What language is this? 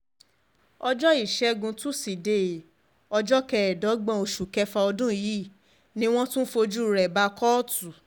Yoruba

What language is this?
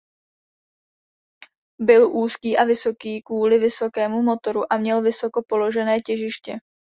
Czech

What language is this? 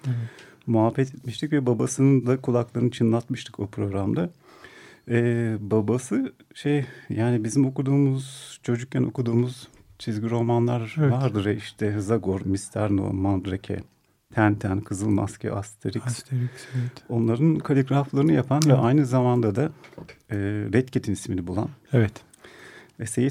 Turkish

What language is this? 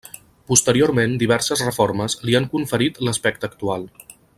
Catalan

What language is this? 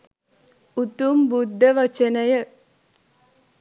Sinhala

